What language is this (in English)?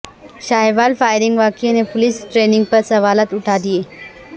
Urdu